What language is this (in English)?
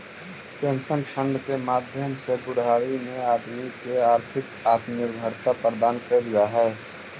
Magahi